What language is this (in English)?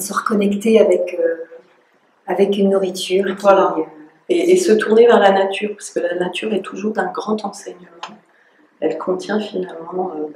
French